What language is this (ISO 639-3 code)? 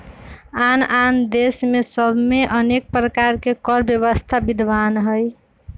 mag